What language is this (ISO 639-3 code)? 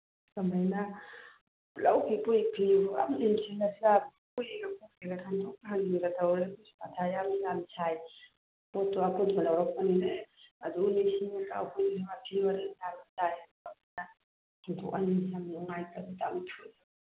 mni